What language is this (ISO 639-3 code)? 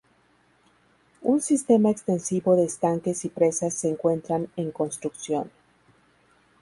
spa